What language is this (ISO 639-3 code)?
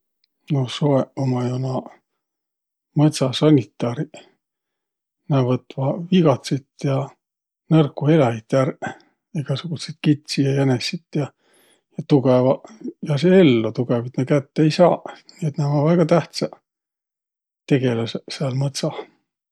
vro